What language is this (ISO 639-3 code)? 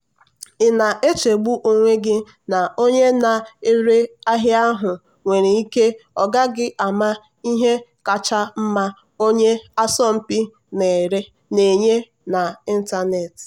ibo